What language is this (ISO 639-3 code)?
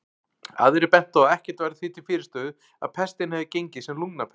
isl